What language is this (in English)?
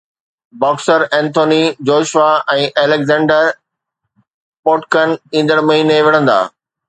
Sindhi